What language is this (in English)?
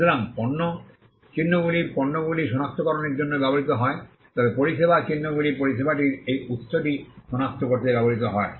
Bangla